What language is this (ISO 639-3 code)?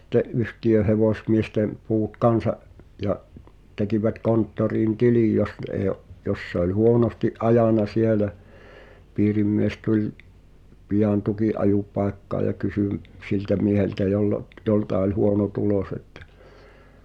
fin